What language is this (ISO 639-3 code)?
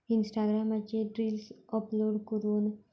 kok